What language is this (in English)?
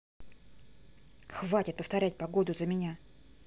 Russian